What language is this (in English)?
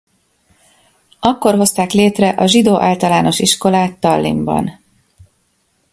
Hungarian